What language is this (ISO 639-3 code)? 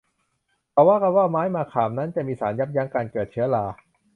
tha